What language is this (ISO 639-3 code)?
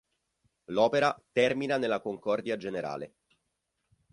ita